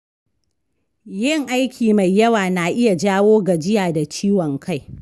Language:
Hausa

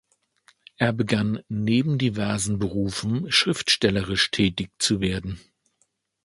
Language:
German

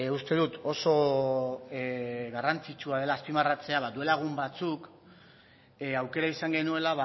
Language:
Basque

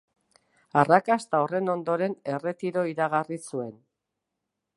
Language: Basque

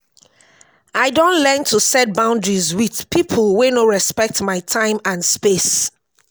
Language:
Nigerian Pidgin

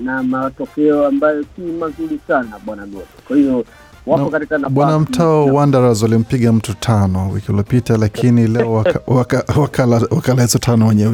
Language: Swahili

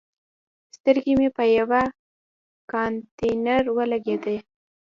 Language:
Pashto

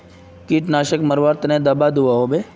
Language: Magahi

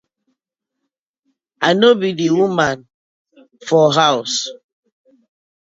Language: Nigerian Pidgin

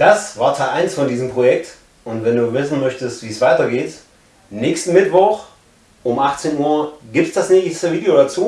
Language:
German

